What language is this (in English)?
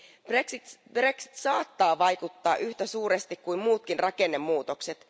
Finnish